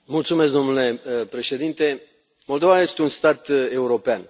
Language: Romanian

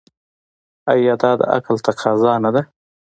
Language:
Pashto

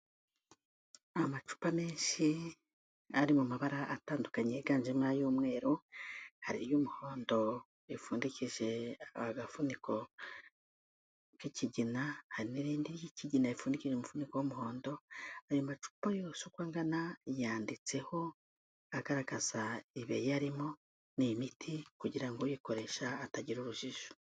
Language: Kinyarwanda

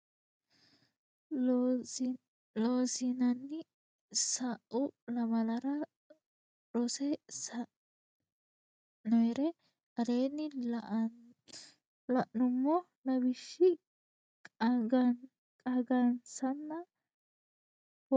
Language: Sidamo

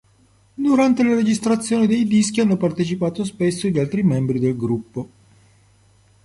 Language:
Italian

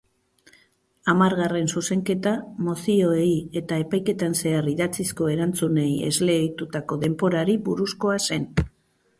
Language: Basque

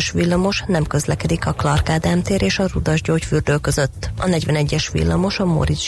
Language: Hungarian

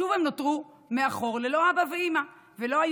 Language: Hebrew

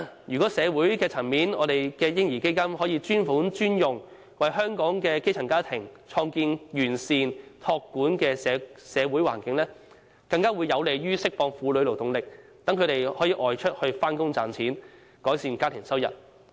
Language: Cantonese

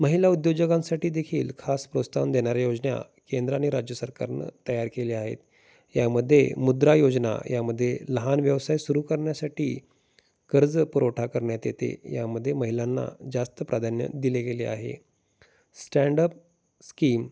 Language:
Marathi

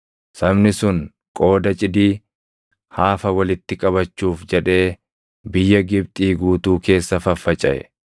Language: Oromo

